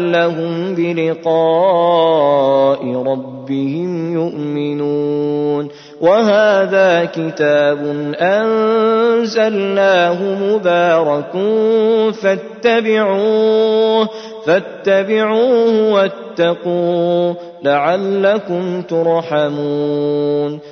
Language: Arabic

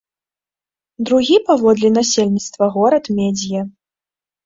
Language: Belarusian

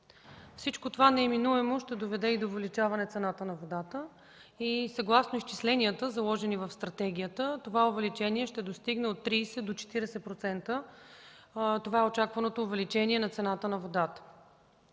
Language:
Bulgarian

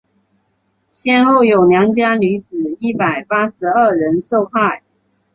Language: Chinese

